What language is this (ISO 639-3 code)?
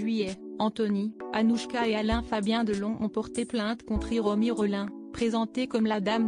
fra